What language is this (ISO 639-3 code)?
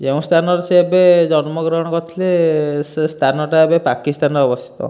ori